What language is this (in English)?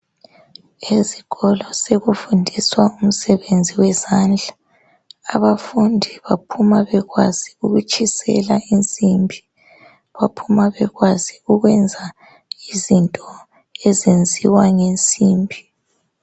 North Ndebele